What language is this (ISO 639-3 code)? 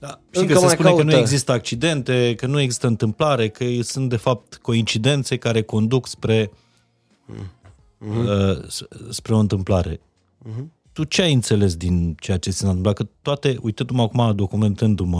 ron